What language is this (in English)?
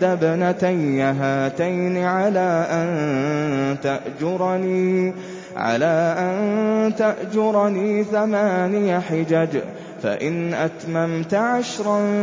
Arabic